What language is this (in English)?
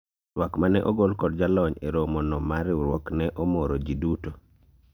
Luo (Kenya and Tanzania)